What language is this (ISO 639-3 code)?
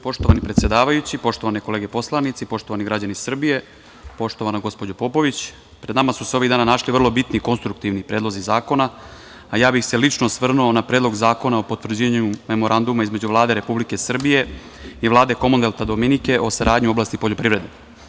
srp